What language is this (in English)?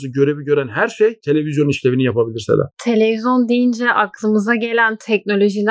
Turkish